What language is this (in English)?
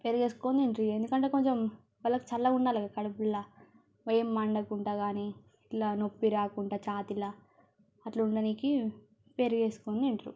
Telugu